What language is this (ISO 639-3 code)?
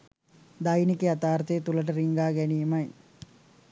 sin